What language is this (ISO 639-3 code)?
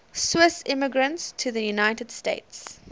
eng